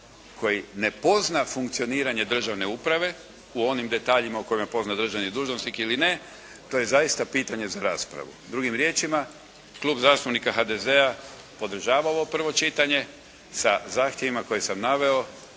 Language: Croatian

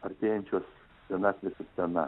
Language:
Lithuanian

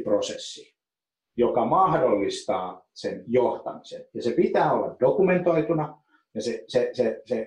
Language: Finnish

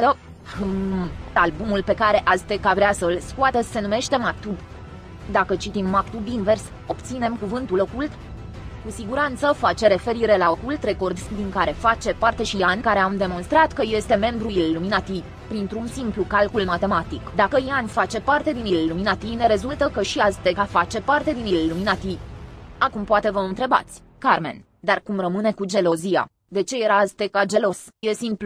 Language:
Romanian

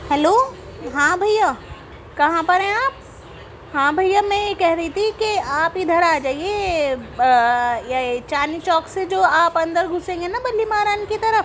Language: Urdu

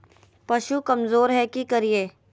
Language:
Magahi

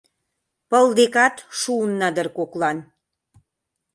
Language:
Mari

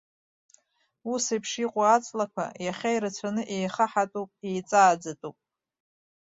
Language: Abkhazian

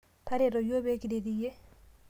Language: Masai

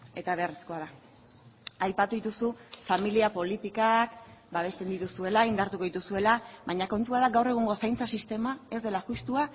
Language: Basque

